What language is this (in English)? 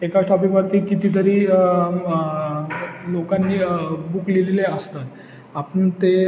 Marathi